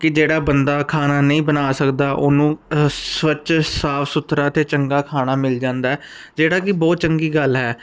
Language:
Punjabi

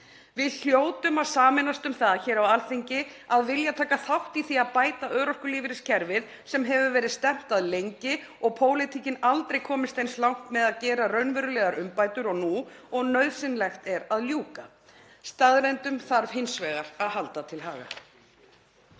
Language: Icelandic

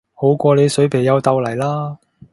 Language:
Cantonese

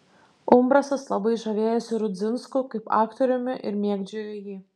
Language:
Lithuanian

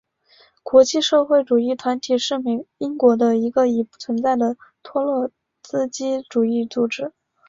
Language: Chinese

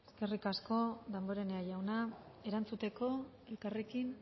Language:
Basque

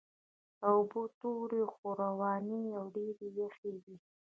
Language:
Pashto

